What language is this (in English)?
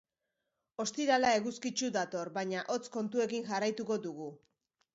Basque